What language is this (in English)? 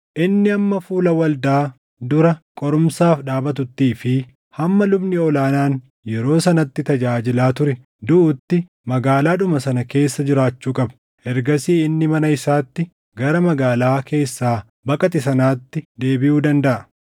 Oromo